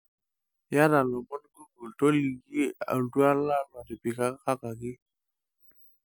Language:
Masai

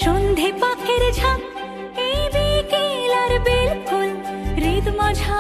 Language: Bangla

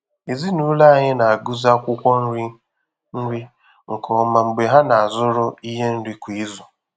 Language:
Igbo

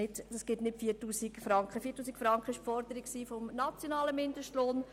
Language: Swiss German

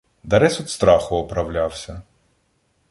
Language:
Ukrainian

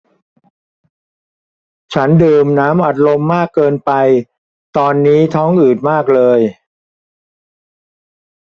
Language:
Thai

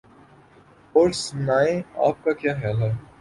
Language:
Urdu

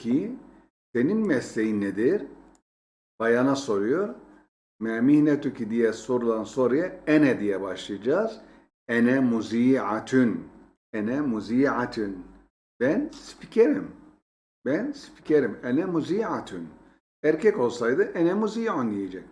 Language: Turkish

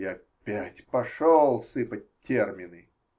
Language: Russian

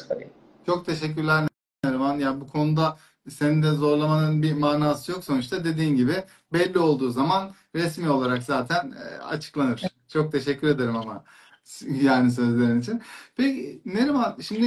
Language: Turkish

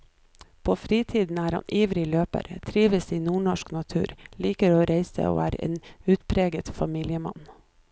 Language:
Norwegian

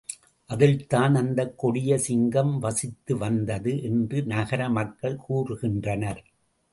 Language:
Tamil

